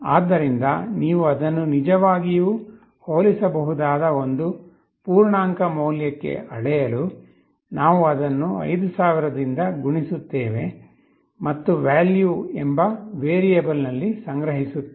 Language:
Kannada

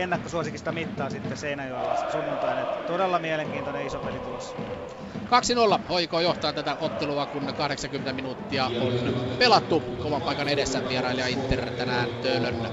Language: Finnish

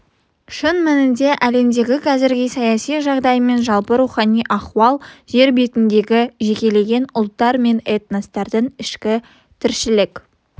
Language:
Kazakh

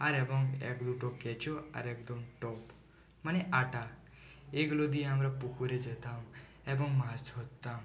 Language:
Bangla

